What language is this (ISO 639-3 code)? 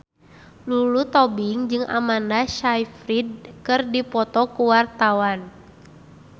sun